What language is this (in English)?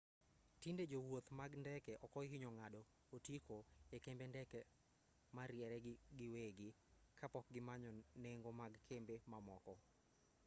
Luo (Kenya and Tanzania)